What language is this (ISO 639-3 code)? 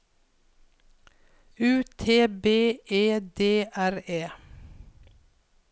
nor